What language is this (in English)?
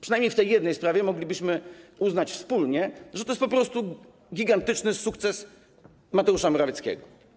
Polish